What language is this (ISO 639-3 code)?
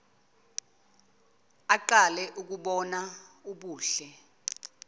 zul